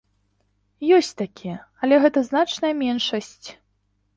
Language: Belarusian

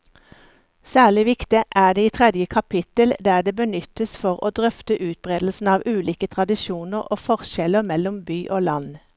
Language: Norwegian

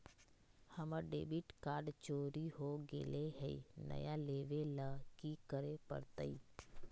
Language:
Magahi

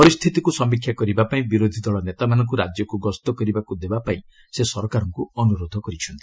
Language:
Odia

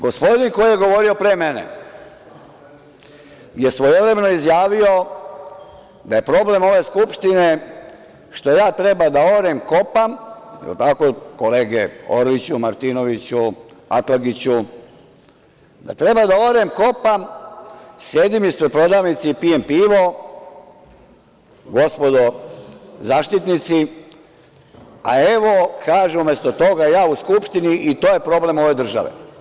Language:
Serbian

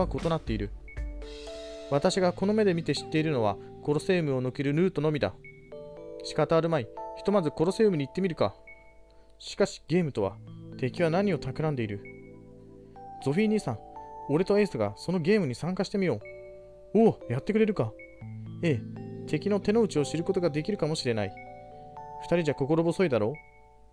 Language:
Japanese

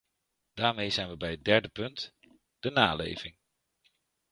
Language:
Dutch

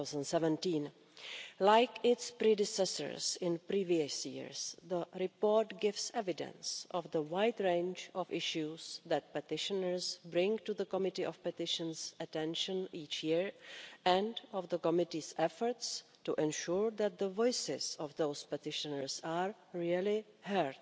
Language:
English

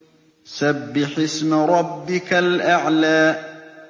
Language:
Arabic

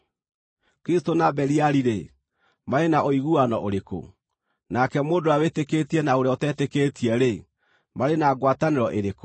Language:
Kikuyu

